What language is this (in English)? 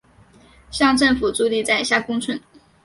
Chinese